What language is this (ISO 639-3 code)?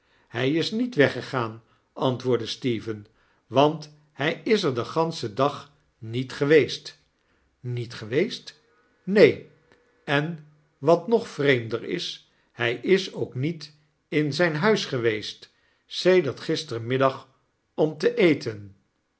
nld